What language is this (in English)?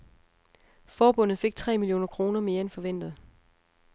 Danish